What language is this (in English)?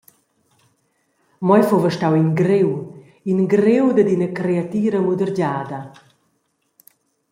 Romansh